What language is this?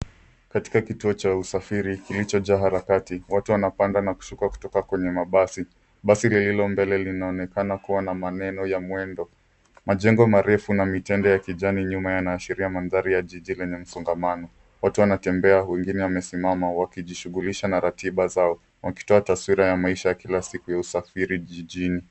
Swahili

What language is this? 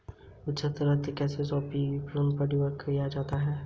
Hindi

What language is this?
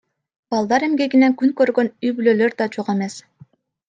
Kyrgyz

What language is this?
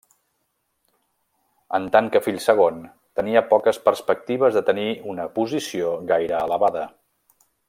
Catalan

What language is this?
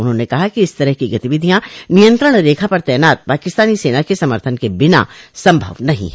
Hindi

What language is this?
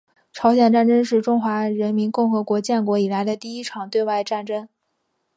Chinese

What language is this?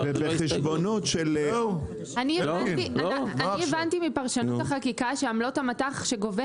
Hebrew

